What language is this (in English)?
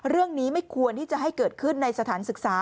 Thai